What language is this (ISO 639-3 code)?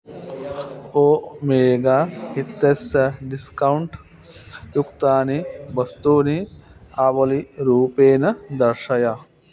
san